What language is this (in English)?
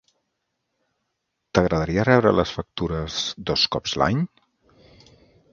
Catalan